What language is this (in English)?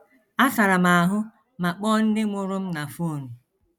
Igbo